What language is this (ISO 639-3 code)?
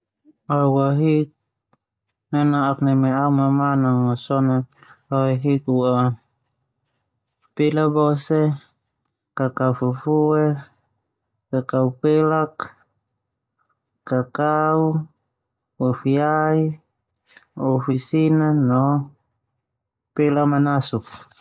twu